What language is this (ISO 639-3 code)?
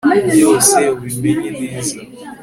kin